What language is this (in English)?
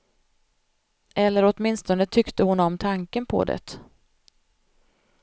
Swedish